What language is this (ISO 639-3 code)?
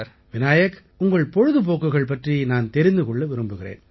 tam